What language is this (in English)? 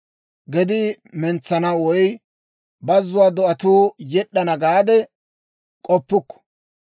Dawro